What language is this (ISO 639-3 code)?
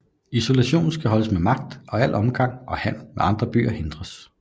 dan